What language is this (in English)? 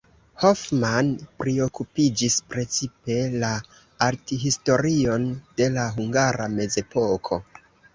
Esperanto